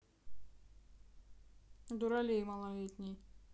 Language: Russian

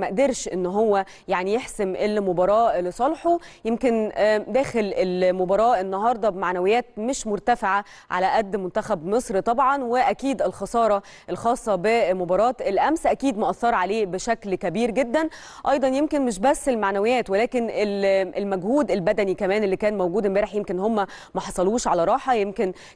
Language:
Arabic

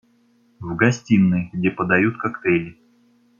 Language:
Russian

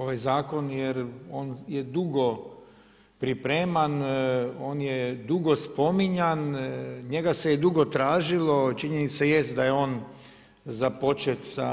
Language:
Croatian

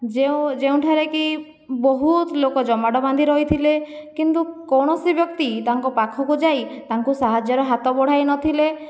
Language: Odia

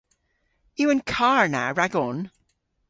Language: Cornish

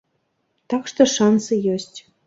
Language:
Belarusian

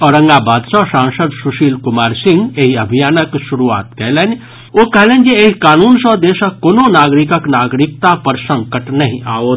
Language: Maithili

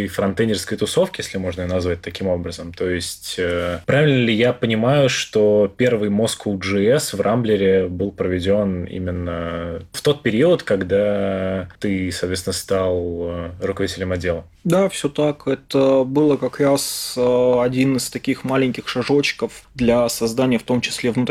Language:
Russian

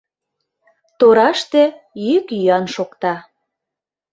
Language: Mari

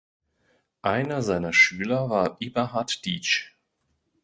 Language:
German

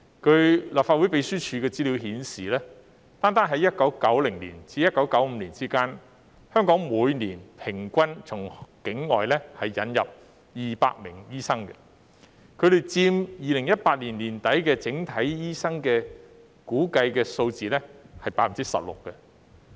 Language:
Cantonese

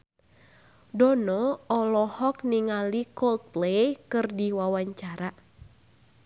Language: Sundanese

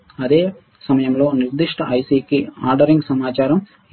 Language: Telugu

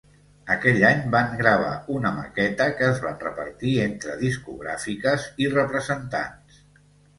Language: Catalan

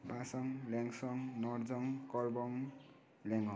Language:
Nepali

